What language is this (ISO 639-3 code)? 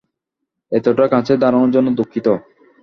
ben